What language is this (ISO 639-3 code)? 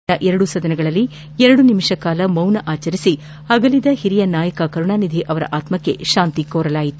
kan